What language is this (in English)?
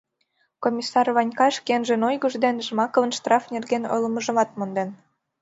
Mari